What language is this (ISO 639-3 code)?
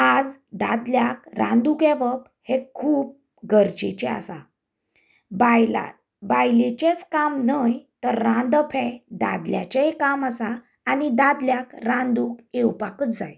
kok